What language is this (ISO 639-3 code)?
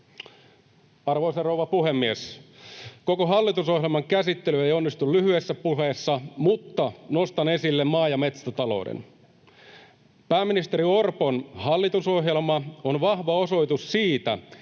fin